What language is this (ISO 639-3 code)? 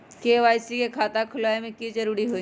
mag